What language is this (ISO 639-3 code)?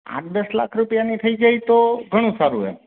guj